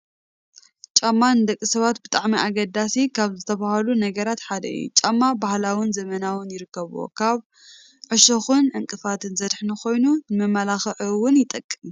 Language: Tigrinya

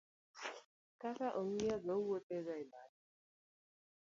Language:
Luo (Kenya and Tanzania)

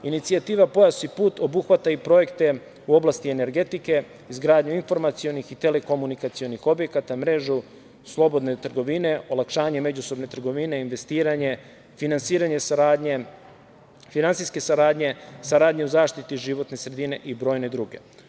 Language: Serbian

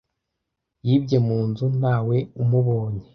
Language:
Kinyarwanda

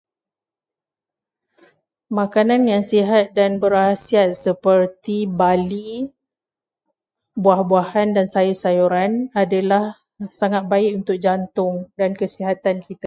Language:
Malay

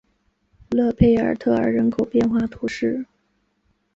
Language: Chinese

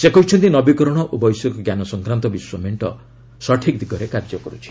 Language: Odia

